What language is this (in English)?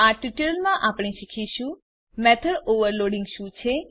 Gujarati